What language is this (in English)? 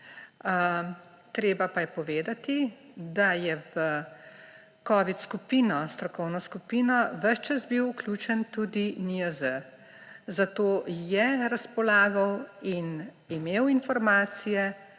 Slovenian